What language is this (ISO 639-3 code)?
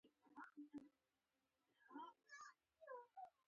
pus